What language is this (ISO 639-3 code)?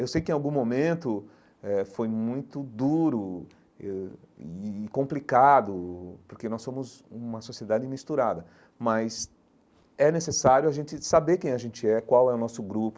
por